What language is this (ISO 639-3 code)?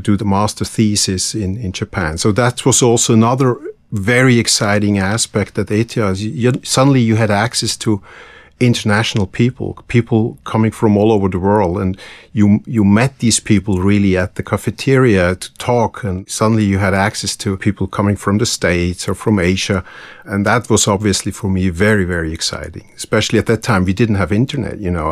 eng